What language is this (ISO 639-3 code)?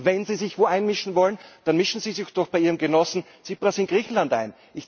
deu